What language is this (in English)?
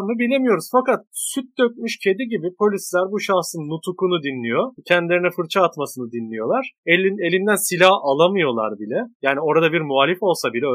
Turkish